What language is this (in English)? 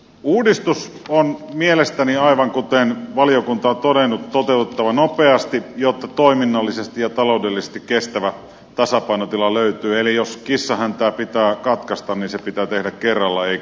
Finnish